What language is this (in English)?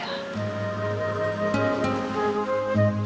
Indonesian